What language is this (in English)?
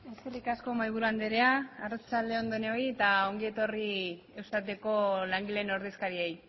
Basque